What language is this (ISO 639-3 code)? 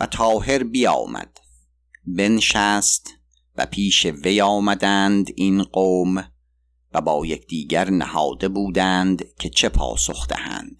fas